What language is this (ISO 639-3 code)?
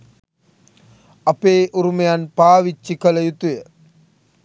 sin